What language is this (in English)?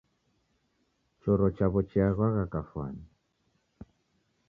Taita